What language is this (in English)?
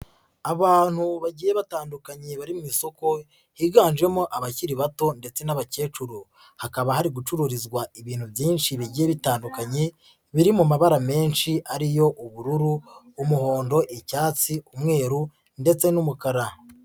Kinyarwanda